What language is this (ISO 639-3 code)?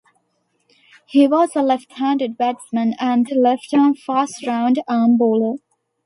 eng